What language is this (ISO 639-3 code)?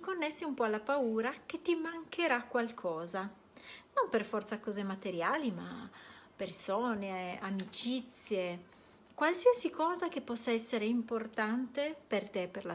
ita